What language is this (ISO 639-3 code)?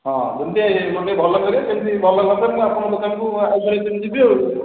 ori